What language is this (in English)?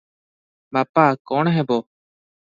Odia